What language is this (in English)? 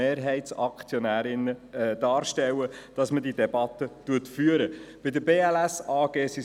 Swiss German